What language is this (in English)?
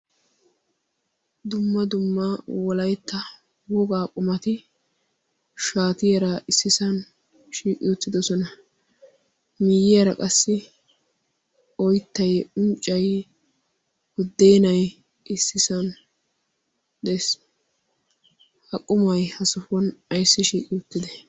Wolaytta